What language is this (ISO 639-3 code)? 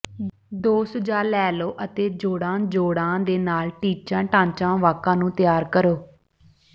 pan